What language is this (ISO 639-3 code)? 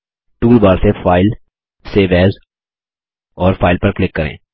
hin